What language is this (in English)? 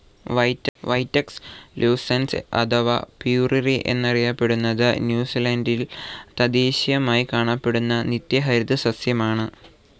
Malayalam